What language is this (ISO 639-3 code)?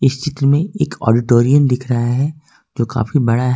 hin